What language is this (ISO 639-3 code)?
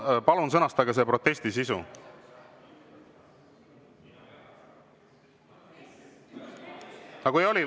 est